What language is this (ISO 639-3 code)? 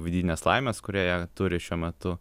lit